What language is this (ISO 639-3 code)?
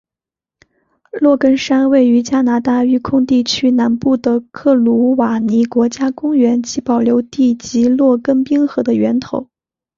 zho